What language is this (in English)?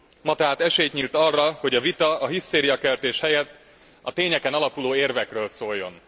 Hungarian